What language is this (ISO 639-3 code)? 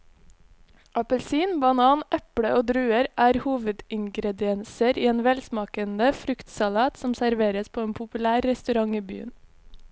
nor